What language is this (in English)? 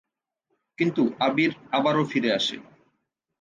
Bangla